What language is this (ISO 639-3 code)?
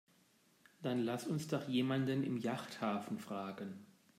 deu